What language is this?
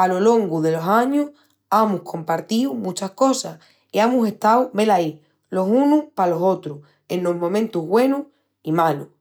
Extremaduran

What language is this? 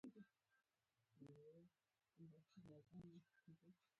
Pashto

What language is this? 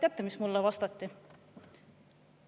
Estonian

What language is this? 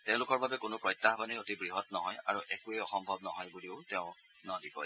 Assamese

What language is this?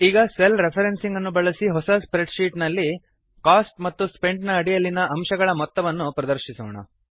Kannada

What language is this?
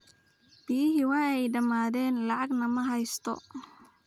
Somali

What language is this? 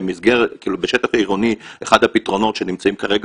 Hebrew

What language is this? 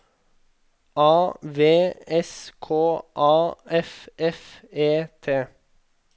Norwegian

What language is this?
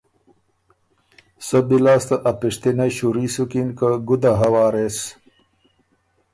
Ormuri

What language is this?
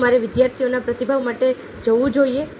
Gujarati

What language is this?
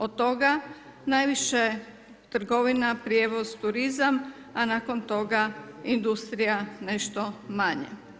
Croatian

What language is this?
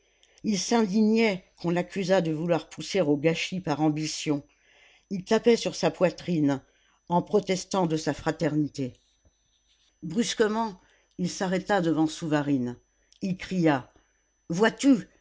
French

